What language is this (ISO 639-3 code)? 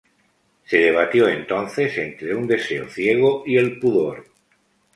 spa